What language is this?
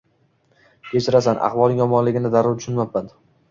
Uzbek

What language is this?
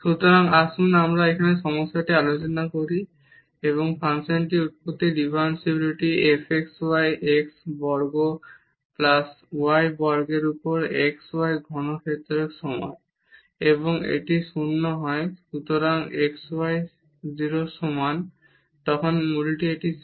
Bangla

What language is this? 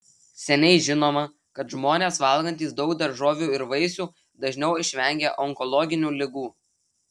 Lithuanian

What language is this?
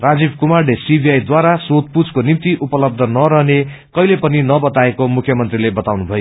Nepali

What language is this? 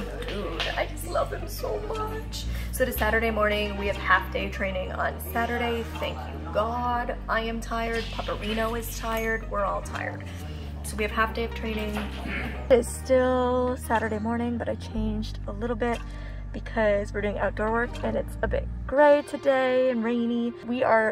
English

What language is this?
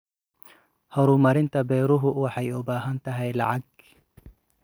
Somali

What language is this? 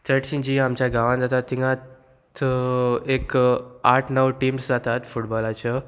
Konkani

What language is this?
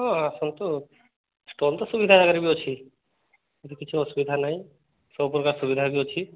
Odia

